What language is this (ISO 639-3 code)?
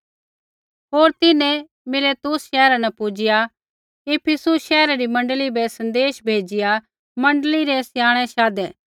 kfx